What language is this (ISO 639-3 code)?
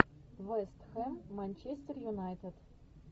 rus